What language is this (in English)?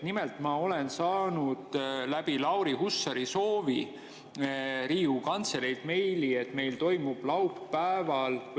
Estonian